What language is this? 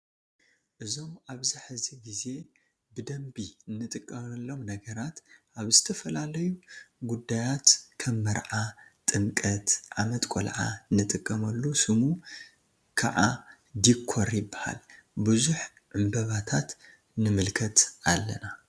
Tigrinya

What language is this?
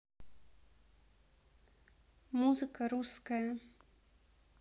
Russian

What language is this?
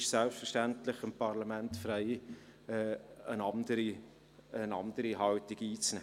Swiss German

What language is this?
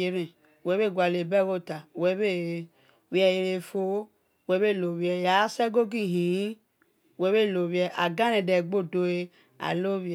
Esan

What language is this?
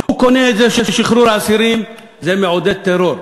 Hebrew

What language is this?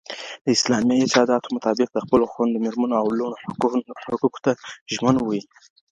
Pashto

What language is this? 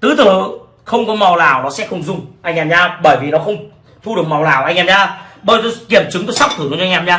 Vietnamese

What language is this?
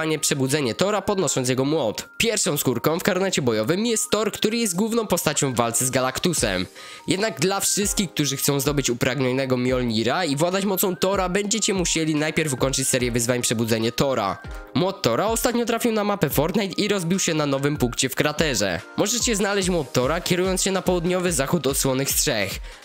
Polish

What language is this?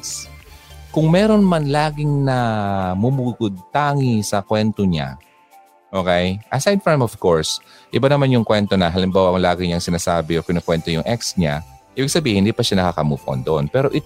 Filipino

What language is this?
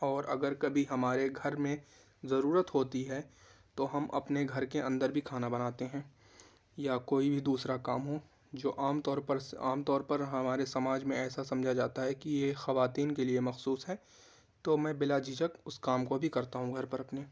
Urdu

